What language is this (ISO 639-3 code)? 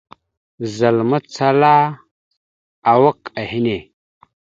mxu